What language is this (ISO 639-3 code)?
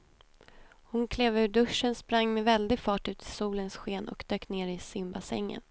swe